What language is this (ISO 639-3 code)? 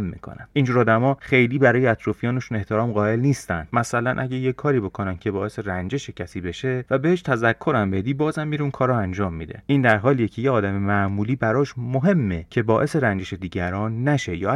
fas